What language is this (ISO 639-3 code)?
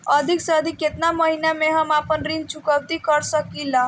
bho